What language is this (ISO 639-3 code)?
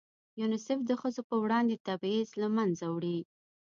pus